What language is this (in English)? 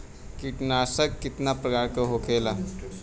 Bhojpuri